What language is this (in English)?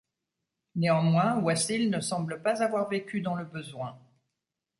French